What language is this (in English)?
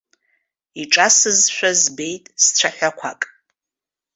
Abkhazian